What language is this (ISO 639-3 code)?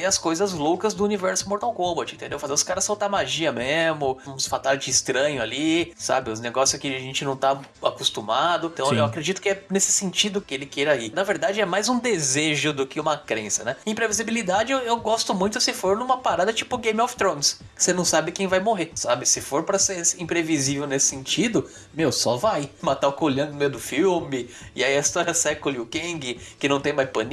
por